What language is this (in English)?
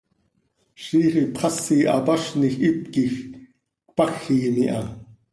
Seri